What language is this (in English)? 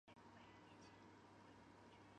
Chinese